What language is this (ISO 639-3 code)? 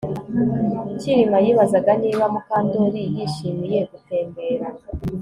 kin